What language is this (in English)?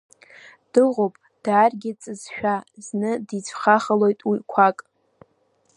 Abkhazian